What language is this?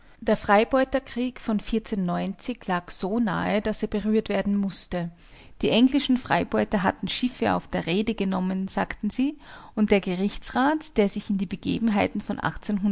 German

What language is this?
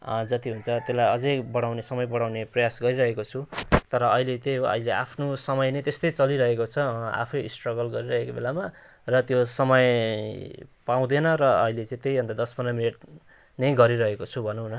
Nepali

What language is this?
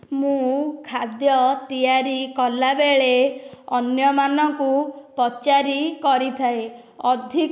Odia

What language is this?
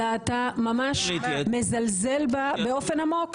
Hebrew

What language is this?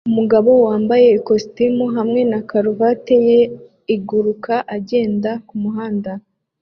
Kinyarwanda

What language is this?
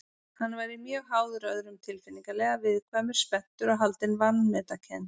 Icelandic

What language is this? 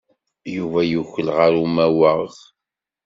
Kabyle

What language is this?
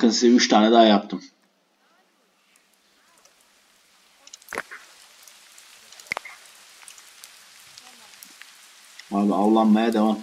Turkish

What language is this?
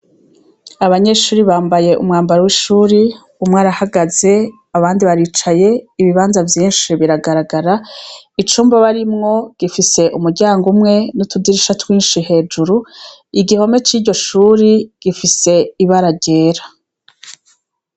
Rundi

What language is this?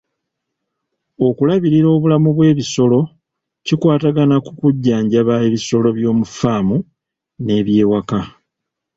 Ganda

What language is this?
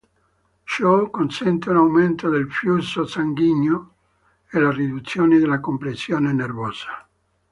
Italian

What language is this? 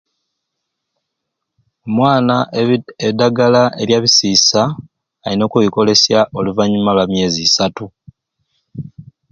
Ruuli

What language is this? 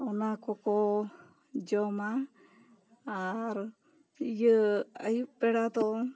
Santali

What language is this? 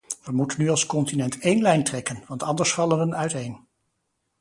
Dutch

